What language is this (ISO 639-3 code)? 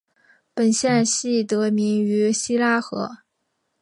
zho